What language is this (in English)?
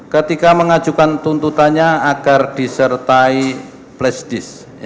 Indonesian